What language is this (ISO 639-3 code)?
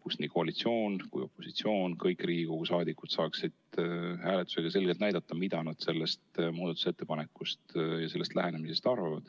est